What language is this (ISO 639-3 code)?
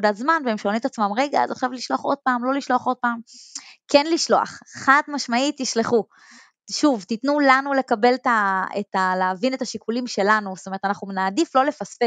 heb